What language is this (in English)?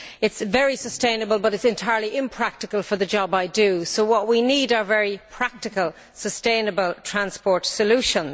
English